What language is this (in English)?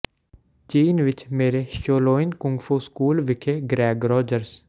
Punjabi